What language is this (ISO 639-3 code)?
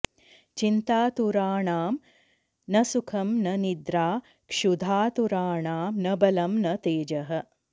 san